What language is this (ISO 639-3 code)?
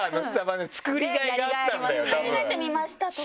jpn